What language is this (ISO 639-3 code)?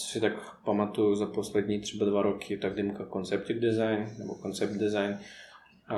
ces